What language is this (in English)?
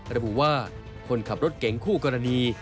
Thai